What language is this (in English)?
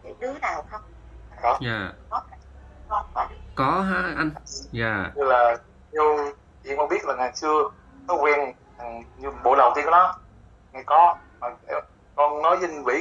Vietnamese